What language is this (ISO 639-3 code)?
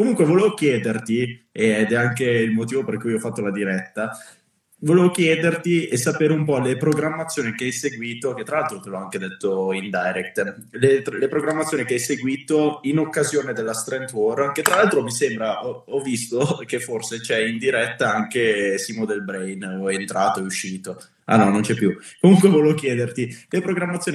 ita